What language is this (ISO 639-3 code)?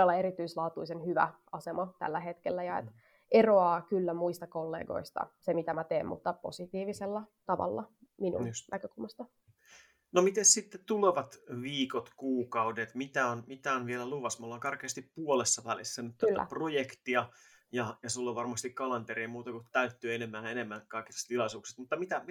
fin